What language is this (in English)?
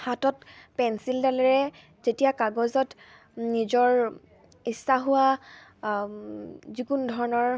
Assamese